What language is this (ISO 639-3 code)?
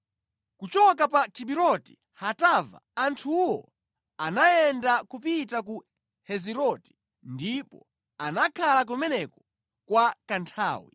nya